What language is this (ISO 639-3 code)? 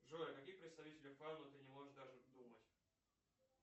rus